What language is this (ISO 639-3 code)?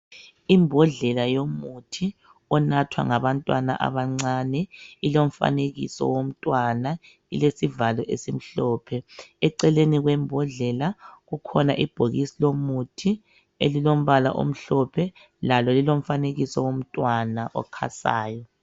nde